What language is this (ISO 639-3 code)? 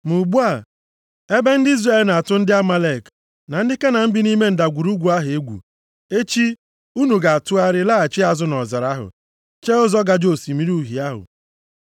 ibo